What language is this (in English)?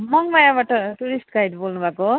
Nepali